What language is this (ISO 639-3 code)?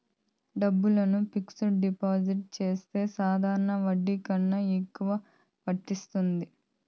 tel